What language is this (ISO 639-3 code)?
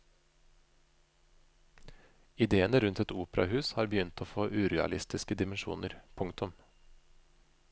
nor